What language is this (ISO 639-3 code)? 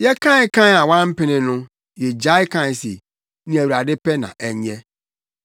aka